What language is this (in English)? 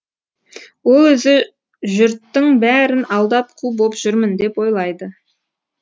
Kazakh